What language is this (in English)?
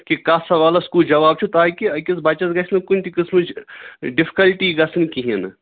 Kashmiri